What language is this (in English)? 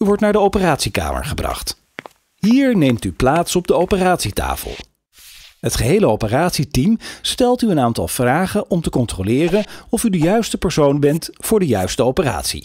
Dutch